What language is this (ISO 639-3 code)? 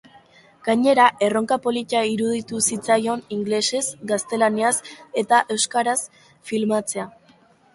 eus